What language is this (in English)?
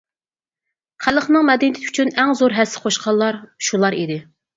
Uyghur